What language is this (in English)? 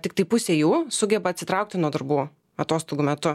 Lithuanian